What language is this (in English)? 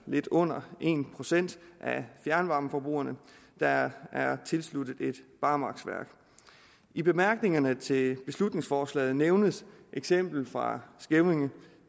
Danish